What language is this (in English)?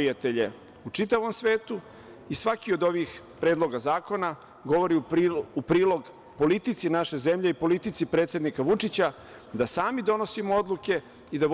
Serbian